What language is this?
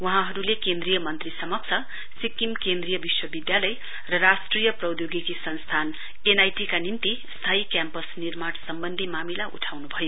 Nepali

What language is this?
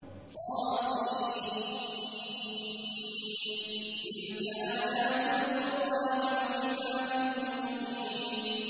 Arabic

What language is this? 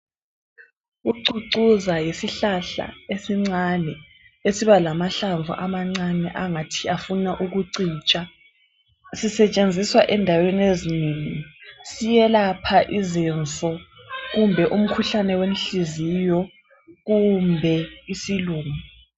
North Ndebele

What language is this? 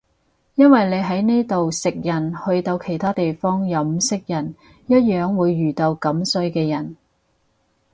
Cantonese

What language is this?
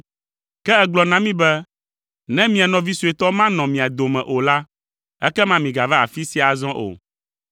Ewe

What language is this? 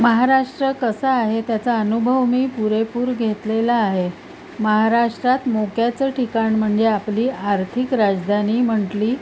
Marathi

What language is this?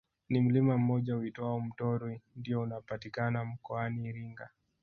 Swahili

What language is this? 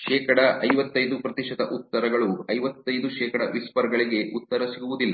Kannada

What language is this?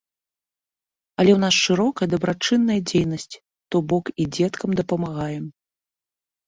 Belarusian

